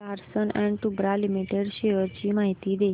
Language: Marathi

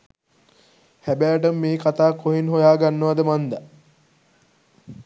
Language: Sinhala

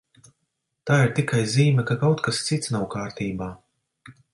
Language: Latvian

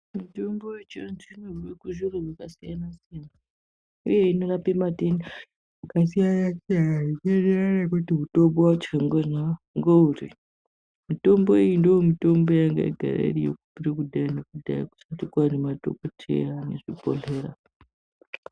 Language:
Ndau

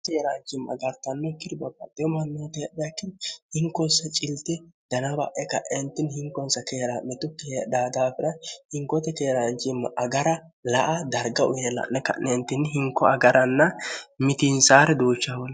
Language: Sidamo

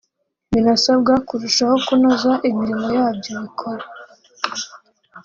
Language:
Kinyarwanda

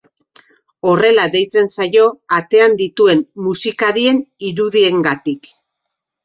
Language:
Basque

